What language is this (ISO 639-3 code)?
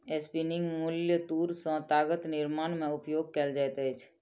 mai